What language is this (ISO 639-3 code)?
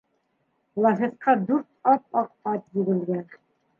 bak